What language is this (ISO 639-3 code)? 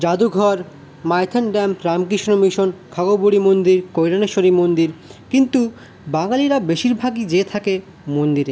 ben